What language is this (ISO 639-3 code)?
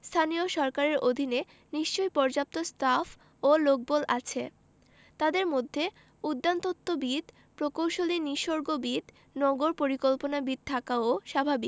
ben